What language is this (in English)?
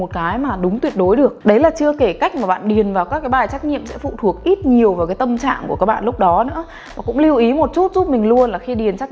Vietnamese